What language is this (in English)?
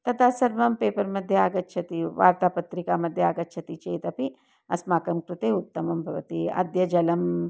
Sanskrit